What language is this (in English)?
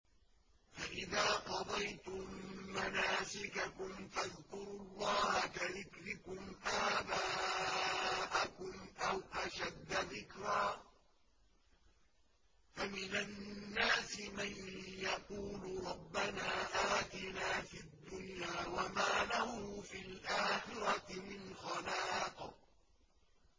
Arabic